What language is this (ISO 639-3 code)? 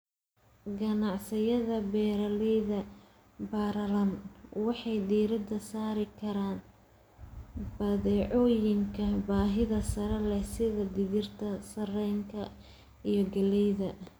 som